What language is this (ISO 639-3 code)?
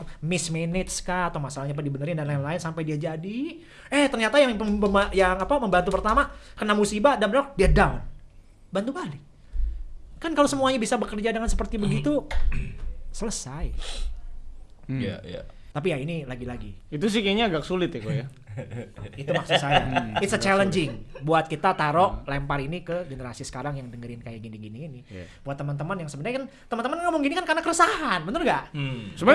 ind